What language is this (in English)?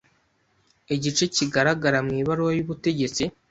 Kinyarwanda